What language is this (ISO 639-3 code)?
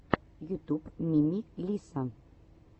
rus